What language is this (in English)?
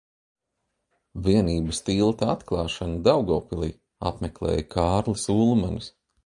Latvian